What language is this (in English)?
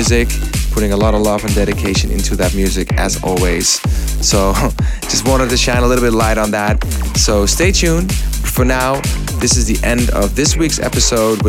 English